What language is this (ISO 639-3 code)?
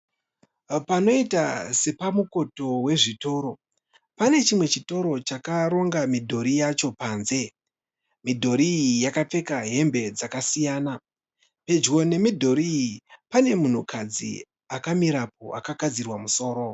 sna